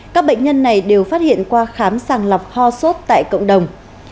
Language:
Vietnamese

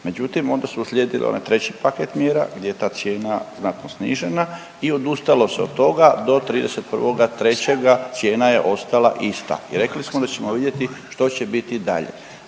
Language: Croatian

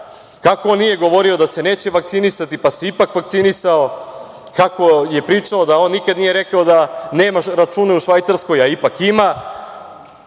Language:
Serbian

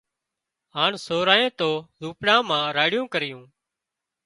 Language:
Wadiyara Koli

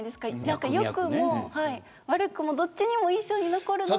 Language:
Japanese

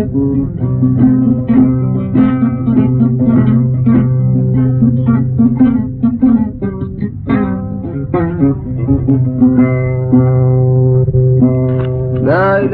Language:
Arabic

